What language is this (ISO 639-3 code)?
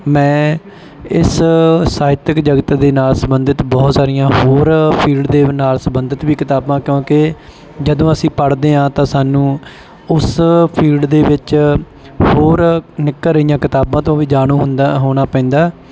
pan